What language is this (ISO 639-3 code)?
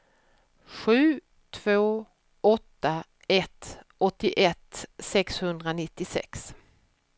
swe